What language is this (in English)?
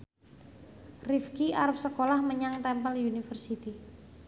Javanese